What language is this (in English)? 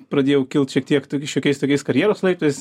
Lithuanian